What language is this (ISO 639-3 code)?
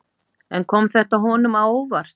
isl